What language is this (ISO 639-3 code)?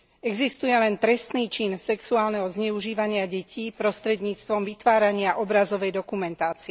slk